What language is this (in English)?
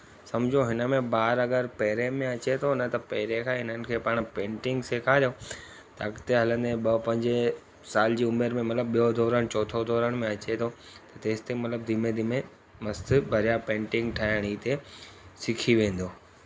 Sindhi